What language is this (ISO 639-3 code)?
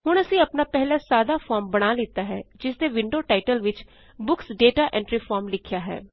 pan